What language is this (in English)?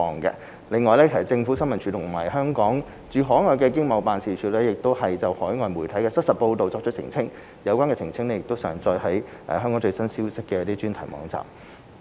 Cantonese